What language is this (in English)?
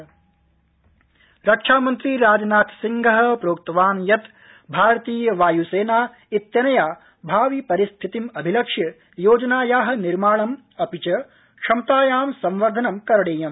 Sanskrit